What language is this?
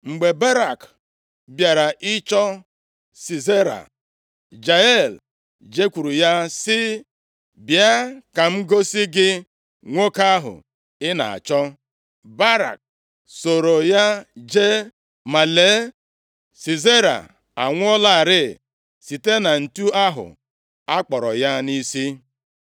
Igbo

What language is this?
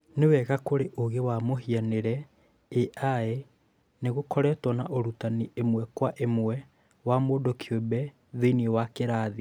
Kikuyu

